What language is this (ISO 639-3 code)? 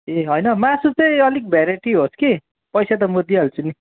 nep